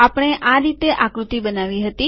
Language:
Gujarati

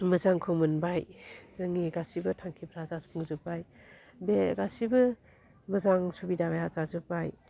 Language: Bodo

